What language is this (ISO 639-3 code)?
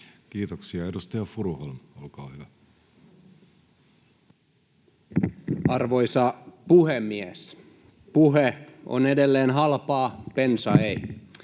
fin